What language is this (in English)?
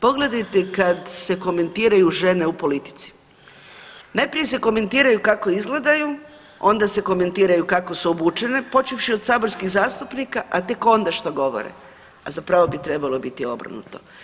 Croatian